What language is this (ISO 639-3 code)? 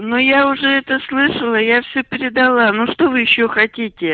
rus